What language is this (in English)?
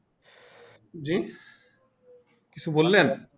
Bangla